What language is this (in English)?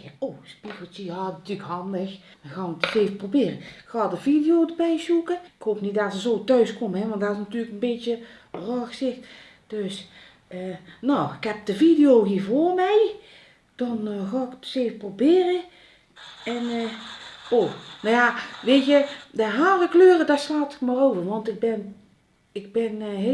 Dutch